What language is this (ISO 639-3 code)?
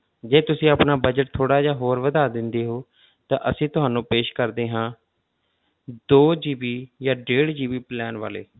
pan